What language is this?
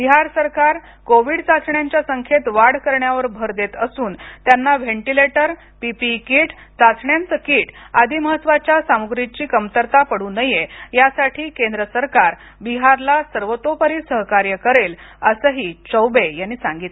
Marathi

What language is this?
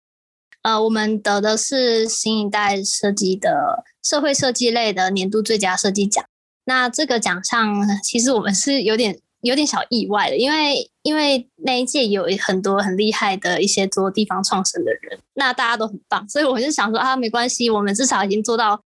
Chinese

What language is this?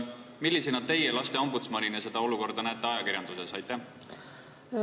Estonian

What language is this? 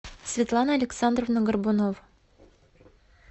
Russian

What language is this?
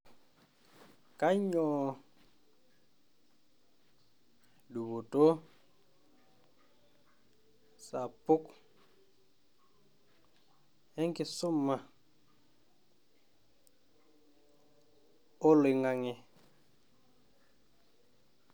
Masai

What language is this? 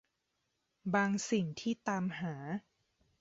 Thai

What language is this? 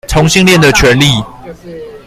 Chinese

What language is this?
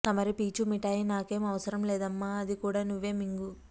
Telugu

